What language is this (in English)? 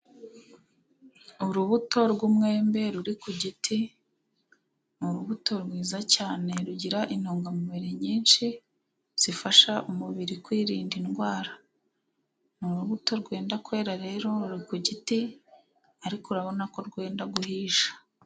Kinyarwanda